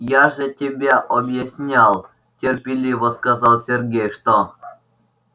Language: Russian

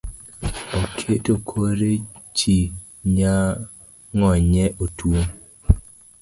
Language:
Luo (Kenya and Tanzania)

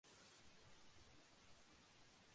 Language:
Bangla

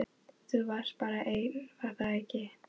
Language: Icelandic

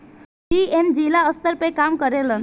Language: Bhojpuri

